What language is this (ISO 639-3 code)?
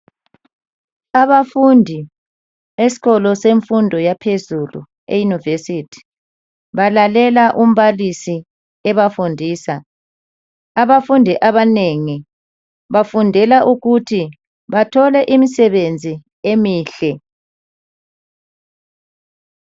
nde